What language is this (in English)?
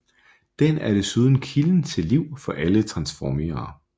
Danish